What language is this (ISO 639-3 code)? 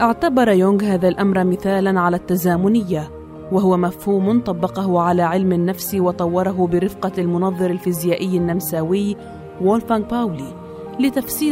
ara